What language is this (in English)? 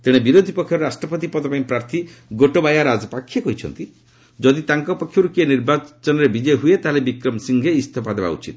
Odia